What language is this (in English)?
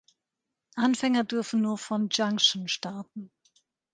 German